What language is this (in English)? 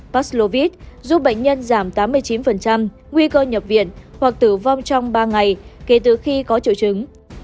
Vietnamese